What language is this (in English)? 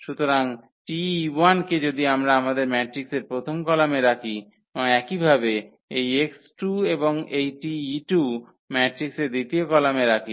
Bangla